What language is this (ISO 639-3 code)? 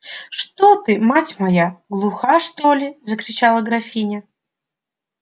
rus